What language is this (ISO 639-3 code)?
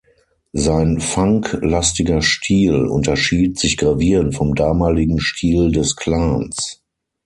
deu